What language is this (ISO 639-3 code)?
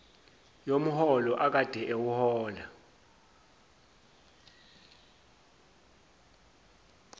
zul